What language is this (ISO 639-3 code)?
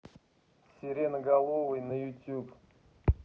rus